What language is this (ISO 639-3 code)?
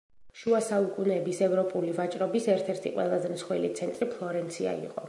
kat